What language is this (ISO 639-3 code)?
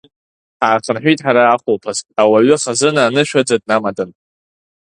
abk